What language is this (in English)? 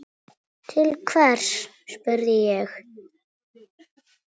Icelandic